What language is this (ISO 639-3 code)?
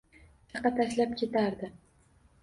uzb